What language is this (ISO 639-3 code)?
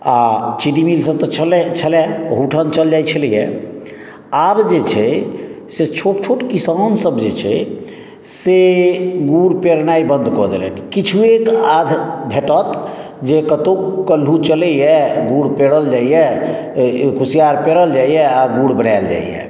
mai